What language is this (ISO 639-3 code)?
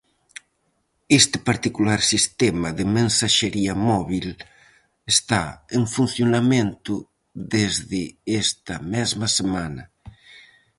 glg